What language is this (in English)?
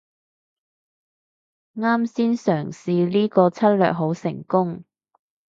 Cantonese